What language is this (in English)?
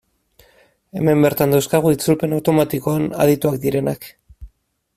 Basque